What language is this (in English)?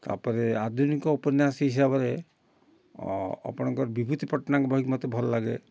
Odia